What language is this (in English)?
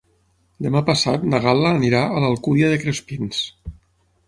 Catalan